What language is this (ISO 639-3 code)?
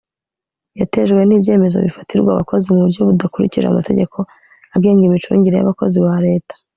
kin